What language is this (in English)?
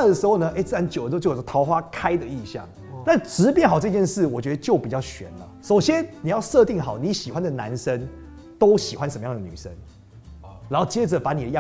Chinese